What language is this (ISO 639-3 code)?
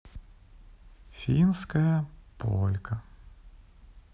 rus